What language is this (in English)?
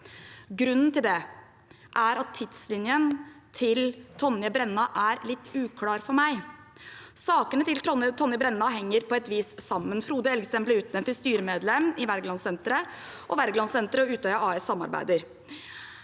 Norwegian